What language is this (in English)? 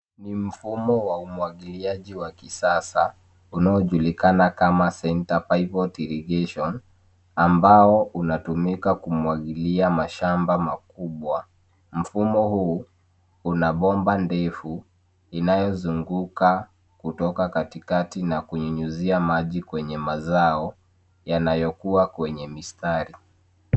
Swahili